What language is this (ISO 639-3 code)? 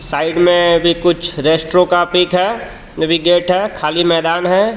hin